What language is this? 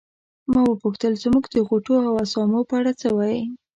Pashto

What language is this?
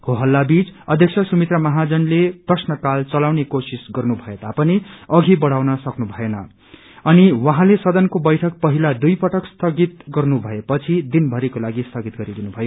Nepali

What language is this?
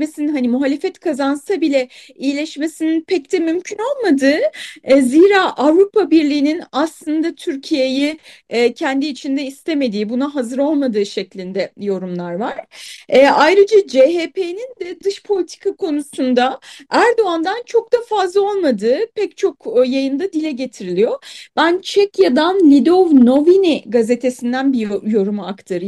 Turkish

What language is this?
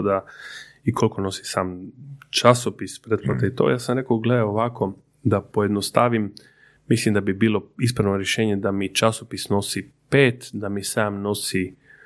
Croatian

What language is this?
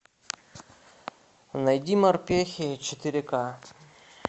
Russian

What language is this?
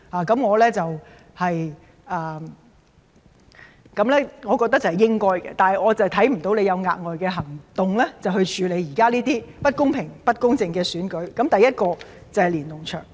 Cantonese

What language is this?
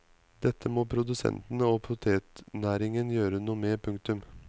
Norwegian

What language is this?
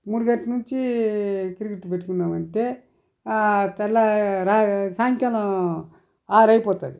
Telugu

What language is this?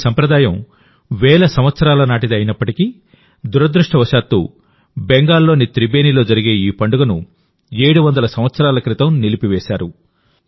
Telugu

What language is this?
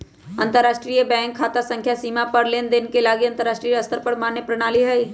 Magahi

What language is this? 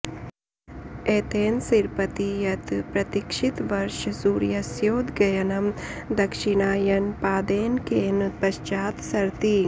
Sanskrit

